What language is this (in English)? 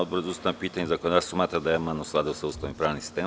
Serbian